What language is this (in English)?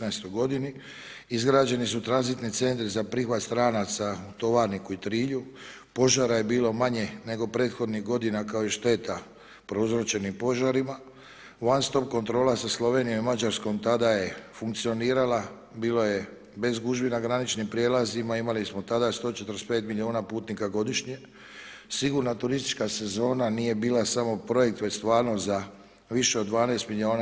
Croatian